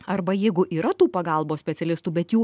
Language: Lithuanian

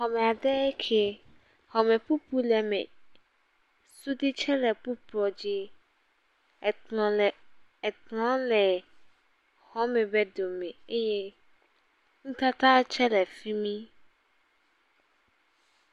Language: Ewe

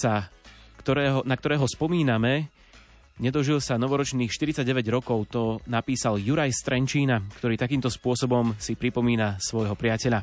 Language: Slovak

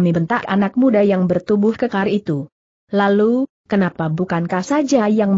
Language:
Indonesian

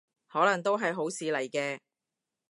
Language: Cantonese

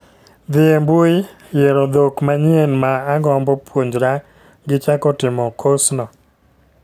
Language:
Luo (Kenya and Tanzania)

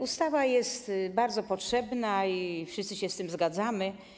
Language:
Polish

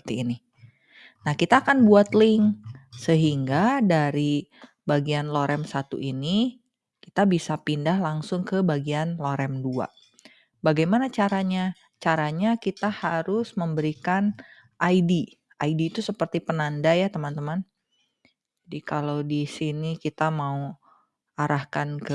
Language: Indonesian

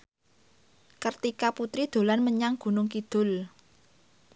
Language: Javanese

